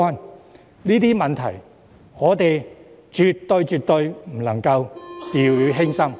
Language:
Cantonese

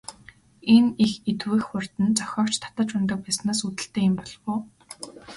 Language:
Mongolian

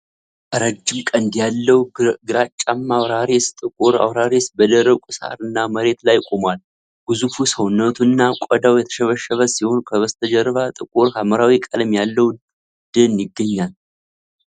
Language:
Amharic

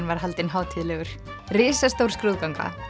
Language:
Icelandic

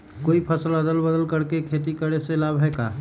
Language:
Magahi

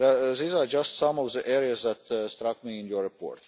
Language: English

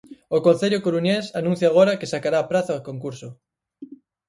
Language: Galician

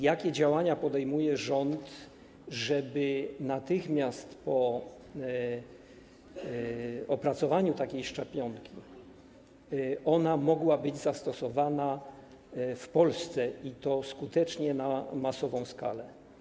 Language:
Polish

